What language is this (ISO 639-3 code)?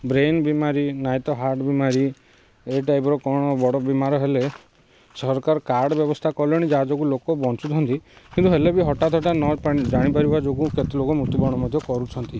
ori